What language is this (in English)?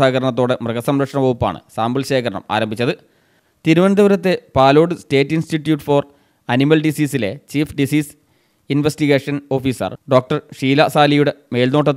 Malayalam